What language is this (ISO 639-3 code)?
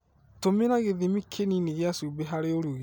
kik